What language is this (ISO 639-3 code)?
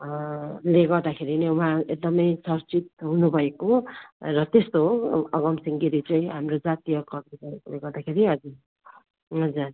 nep